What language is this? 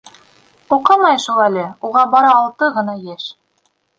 Bashkir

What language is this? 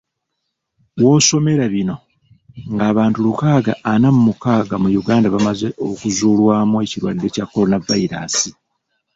Ganda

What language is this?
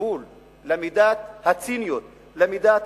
Hebrew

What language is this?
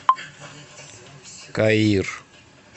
Russian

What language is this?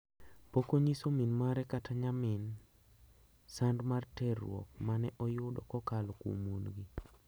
Luo (Kenya and Tanzania)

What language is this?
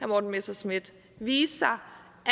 Danish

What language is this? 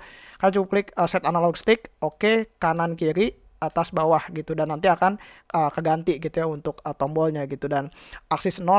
Indonesian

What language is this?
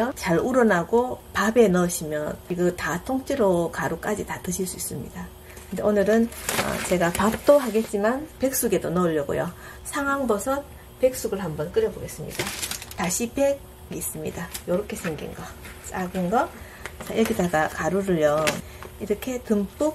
Korean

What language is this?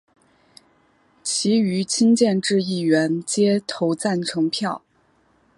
Chinese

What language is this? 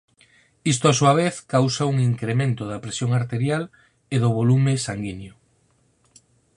Galician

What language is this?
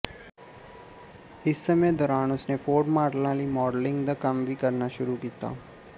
Punjabi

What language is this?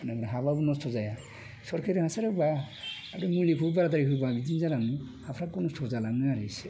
Bodo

